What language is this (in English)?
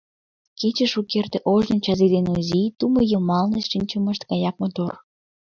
Mari